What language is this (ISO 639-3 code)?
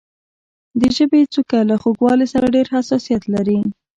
pus